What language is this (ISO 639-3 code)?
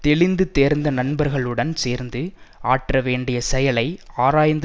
tam